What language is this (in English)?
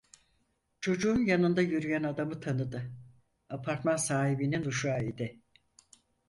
Turkish